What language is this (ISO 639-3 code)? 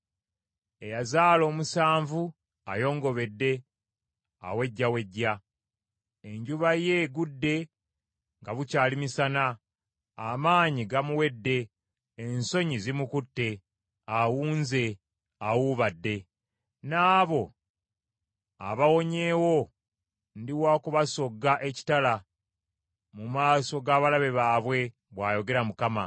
lug